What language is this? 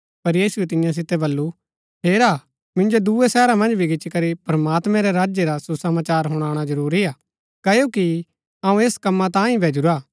Gaddi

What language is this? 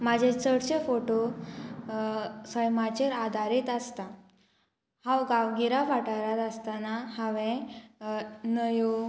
Konkani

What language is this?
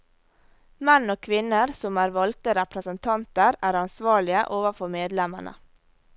Norwegian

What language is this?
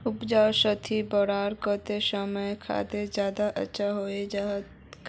Magahi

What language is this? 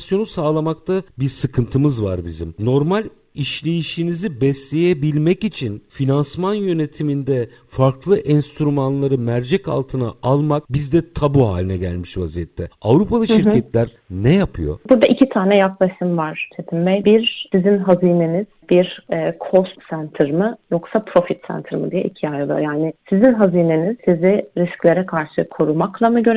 Turkish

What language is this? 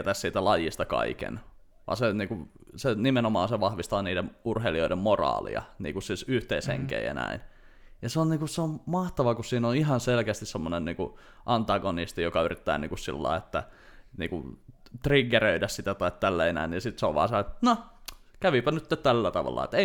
Finnish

